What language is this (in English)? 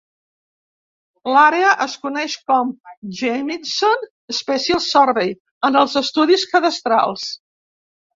Catalan